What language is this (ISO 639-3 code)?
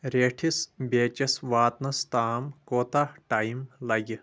kas